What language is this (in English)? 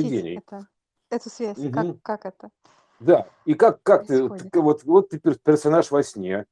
Russian